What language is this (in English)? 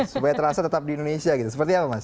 Indonesian